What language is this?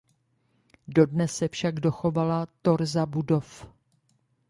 Czech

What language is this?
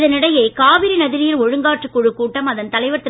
Tamil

